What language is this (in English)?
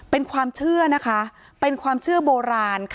Thai